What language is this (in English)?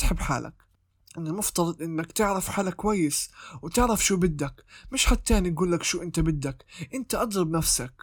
Arabic